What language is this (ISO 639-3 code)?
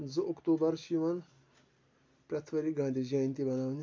kas